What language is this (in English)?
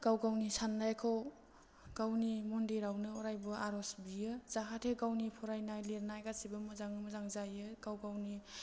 Bodo